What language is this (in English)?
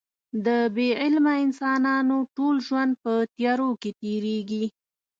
Pashto